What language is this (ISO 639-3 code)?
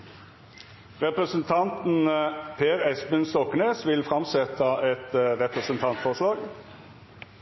nno